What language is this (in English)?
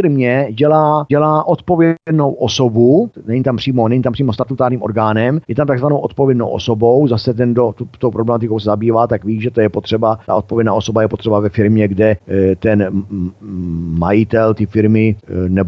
Czech